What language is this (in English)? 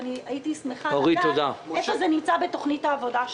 Hebrew